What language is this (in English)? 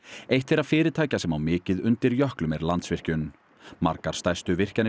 Icelandic